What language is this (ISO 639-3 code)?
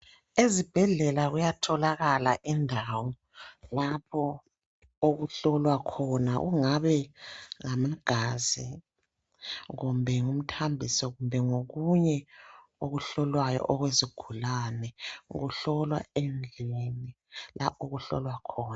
nde